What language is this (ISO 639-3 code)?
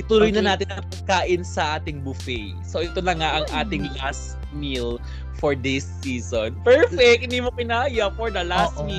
fil